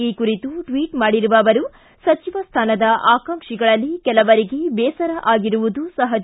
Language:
Kannada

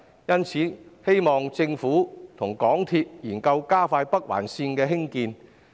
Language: Cantonese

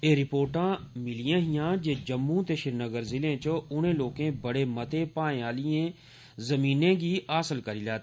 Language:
Dogri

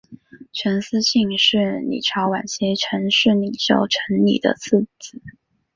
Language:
Chinese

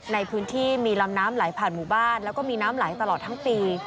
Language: Thai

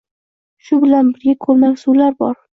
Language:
Uzbek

